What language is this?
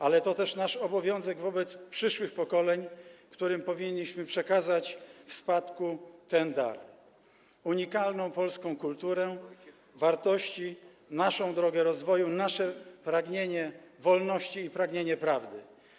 Polish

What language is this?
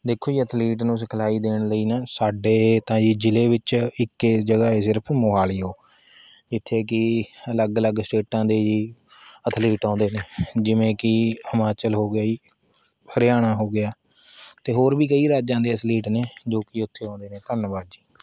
Punjabi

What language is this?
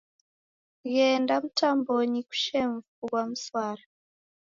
Taita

